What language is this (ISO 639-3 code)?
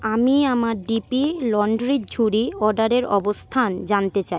ben